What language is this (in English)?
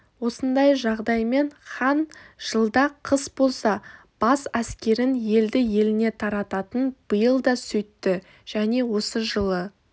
Kazakh